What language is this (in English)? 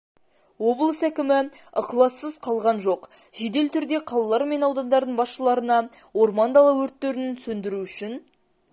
Kazakh